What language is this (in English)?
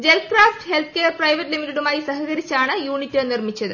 Malayalam